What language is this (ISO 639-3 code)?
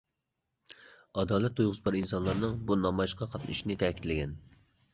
uig